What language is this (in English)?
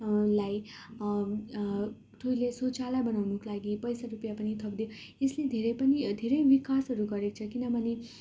Nepali